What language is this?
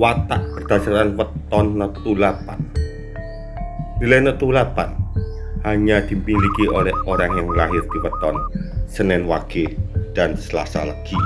Indonesian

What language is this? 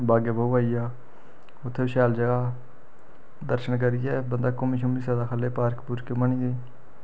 Dogri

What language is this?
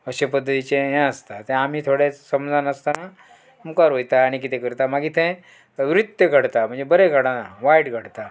Konkani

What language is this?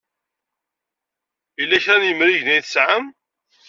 Kabyle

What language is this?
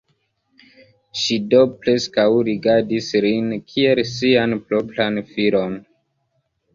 Esperanto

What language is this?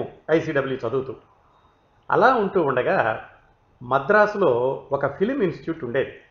Telugu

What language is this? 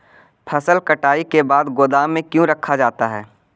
Magahi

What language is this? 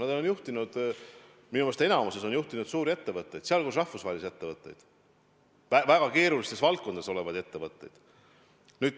Estonian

